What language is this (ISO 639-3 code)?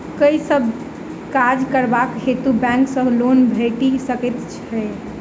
mai